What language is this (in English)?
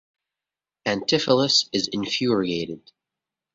English